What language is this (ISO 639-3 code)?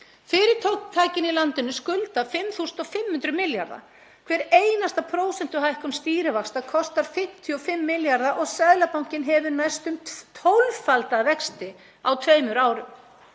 isl